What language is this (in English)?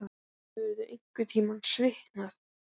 Icelandic